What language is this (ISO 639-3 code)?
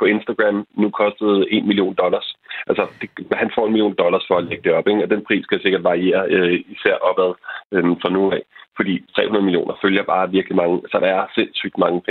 dan